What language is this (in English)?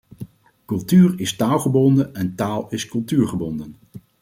Dutch